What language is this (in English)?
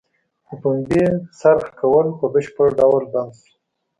Pashto